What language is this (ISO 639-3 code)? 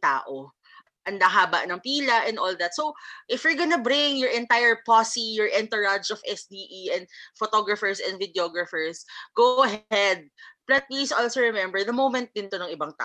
fil